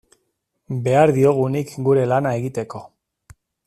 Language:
Basque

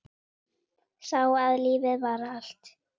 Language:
Icelandic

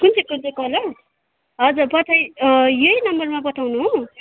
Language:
Nepali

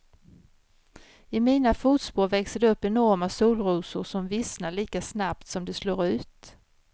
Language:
Swedish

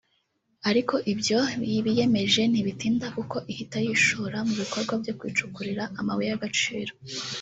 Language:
Kinyarwanda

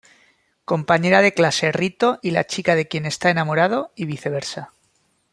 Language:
Spanish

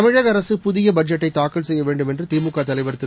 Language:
Tamil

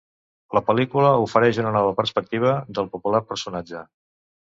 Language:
Catalan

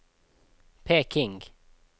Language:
Norwegian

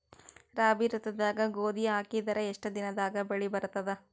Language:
Kannada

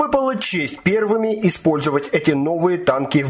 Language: Russian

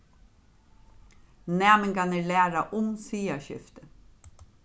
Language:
Faroese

